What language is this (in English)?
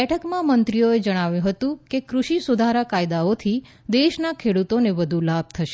Gujarati